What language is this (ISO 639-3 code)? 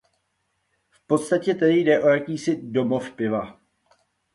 ces